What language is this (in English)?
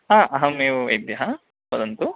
Sanskrit